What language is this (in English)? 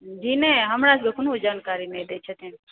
Maithili